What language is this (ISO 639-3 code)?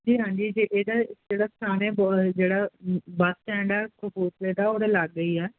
pan